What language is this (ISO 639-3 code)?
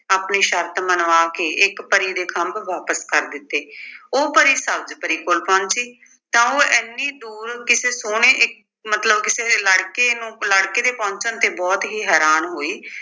pan